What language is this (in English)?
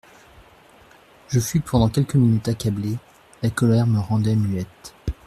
French